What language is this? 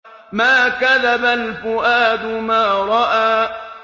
Arabic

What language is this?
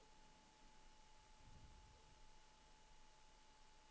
Swedish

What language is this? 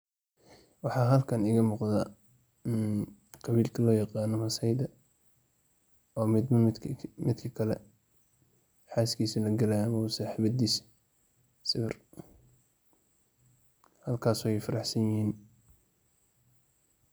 Somali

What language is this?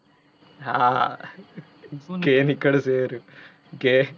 Gujarati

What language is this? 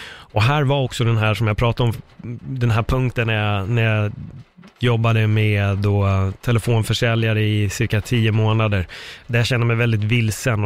Swedish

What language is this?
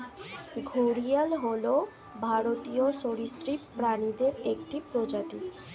Bangla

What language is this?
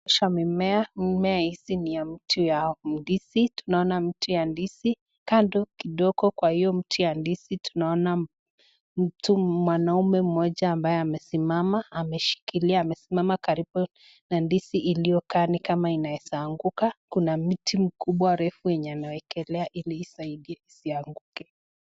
Swahili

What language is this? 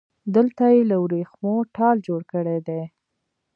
Pashto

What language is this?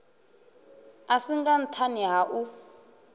Venda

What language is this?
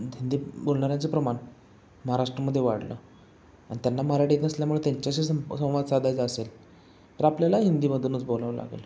Marathi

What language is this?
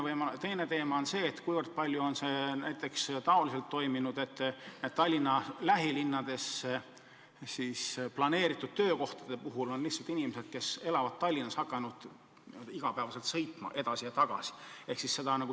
Estonian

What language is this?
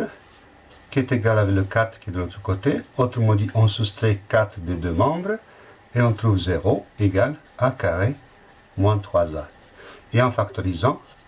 French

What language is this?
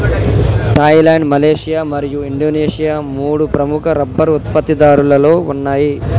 Telugu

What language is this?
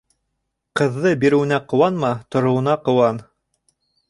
Bashkir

